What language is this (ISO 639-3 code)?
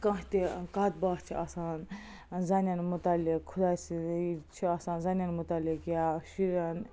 kas